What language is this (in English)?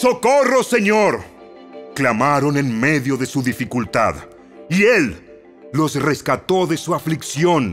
Spanish